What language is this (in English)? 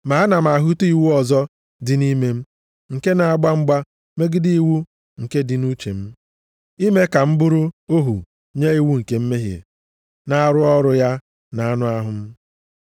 Igbo